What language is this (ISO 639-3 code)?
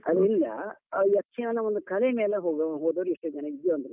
kan